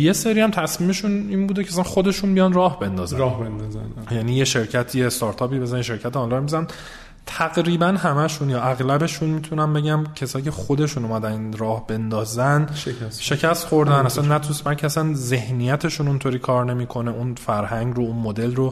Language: Persian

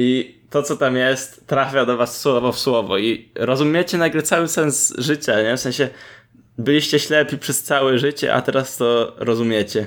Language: Polish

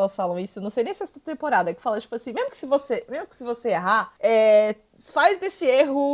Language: Portuguese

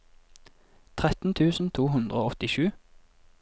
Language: Norwegian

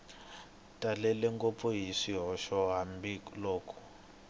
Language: Tsonga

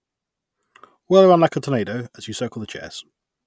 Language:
English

